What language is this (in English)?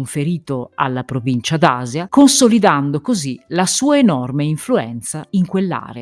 Italian